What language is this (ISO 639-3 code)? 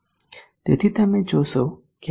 guj